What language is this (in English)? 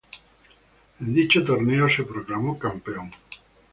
Spanish